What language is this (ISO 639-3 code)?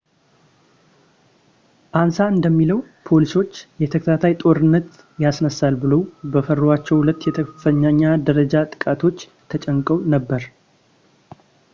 amh